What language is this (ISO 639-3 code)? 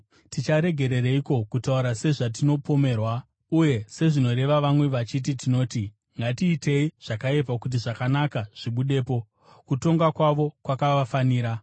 sna